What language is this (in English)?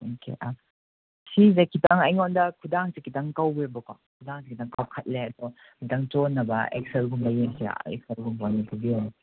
Manipuri